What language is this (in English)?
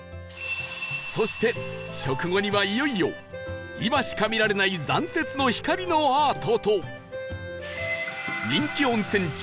Japanese